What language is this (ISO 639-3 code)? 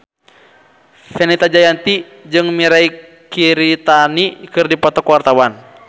sun